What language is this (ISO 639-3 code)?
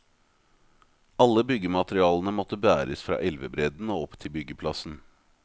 nor